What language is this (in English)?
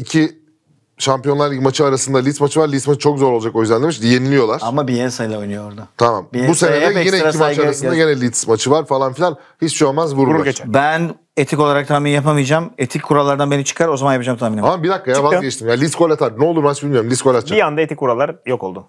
Turkish